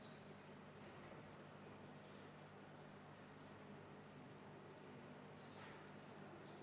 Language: Estonian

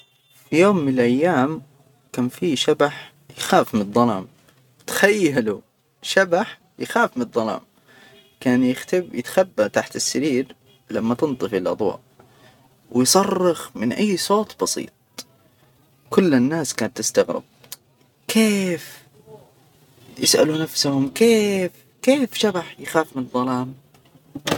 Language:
Hijazi Arabic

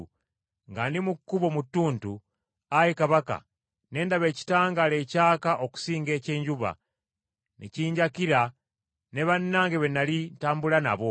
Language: Ganda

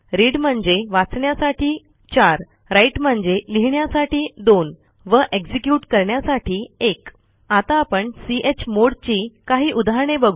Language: Marathi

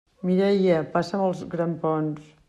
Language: Catalan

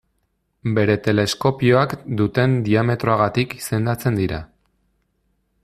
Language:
Basque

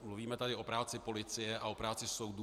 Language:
Czech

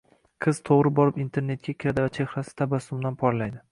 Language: Uzbek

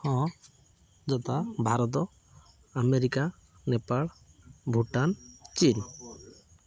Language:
Odia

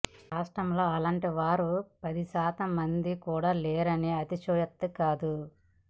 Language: Telugu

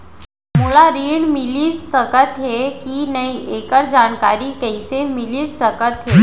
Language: Chhattisgarhi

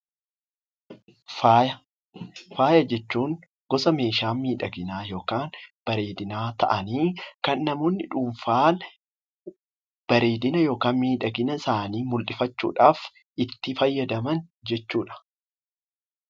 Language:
Oromo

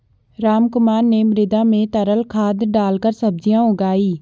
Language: Hindi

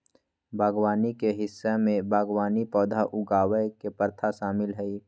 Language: Magahi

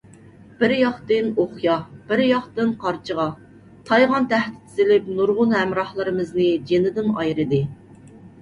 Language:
Uyghur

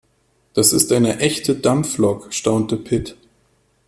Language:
German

